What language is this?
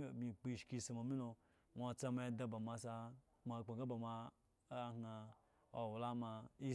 Eggon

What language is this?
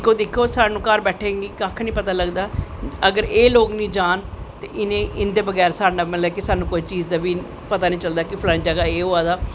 Dogri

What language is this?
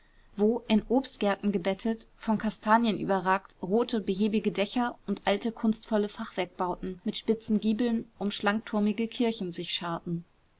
German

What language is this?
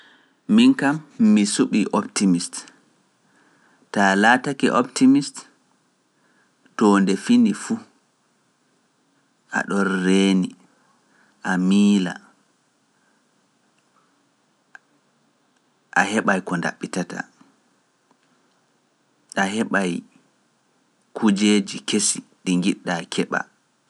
Pular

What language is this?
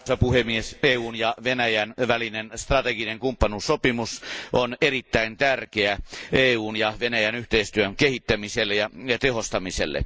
Finnish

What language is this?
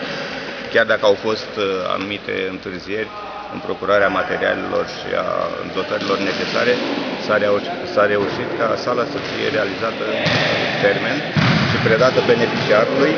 Romanian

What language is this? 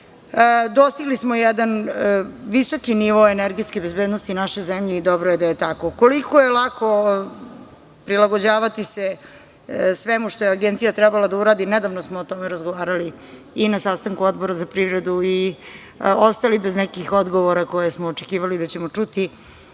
Serbian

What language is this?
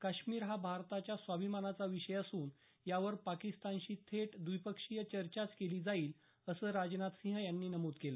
Marathi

